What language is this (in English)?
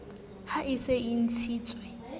Southern Sotho